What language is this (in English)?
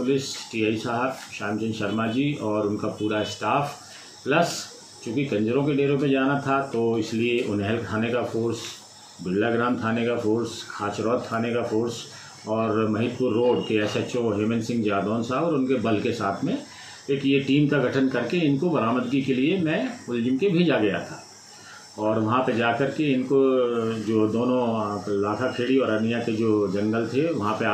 Hindi